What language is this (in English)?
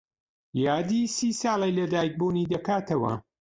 Central Kurdish